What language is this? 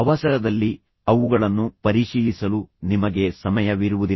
Kannada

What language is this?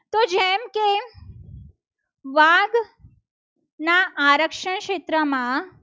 Gujarati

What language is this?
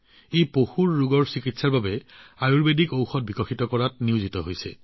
Assamese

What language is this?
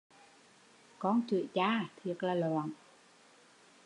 Vietnamese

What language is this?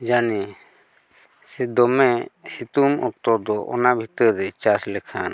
Santali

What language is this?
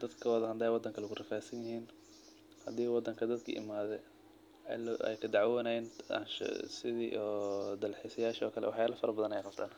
Somali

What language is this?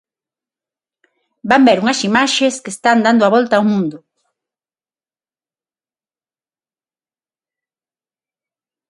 Galician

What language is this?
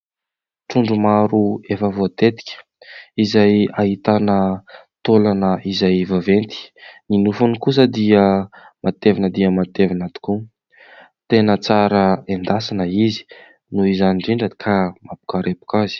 Malagasy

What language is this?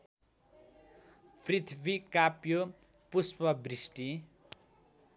Nepali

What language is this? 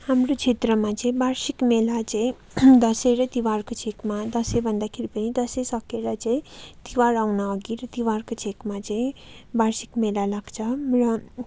Nepali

